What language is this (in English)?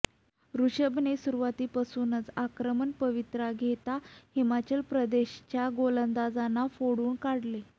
Marathi